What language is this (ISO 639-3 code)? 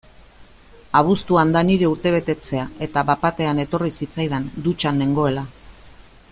eus